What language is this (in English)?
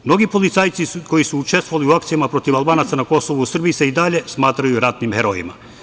Serbian